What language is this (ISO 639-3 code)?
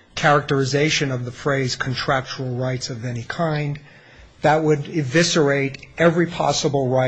eng